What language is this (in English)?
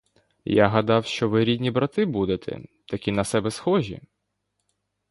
Ukrainian